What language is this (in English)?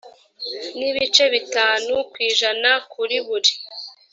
Kinyarwanda